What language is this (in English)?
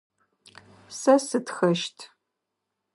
Adyghe